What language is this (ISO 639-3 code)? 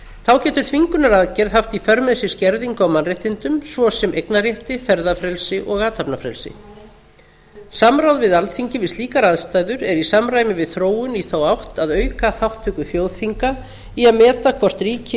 isl